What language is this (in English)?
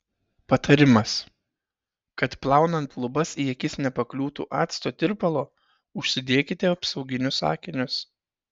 Lithuanian